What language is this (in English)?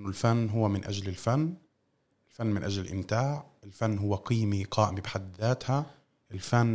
Arabic